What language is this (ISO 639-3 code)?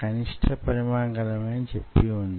tel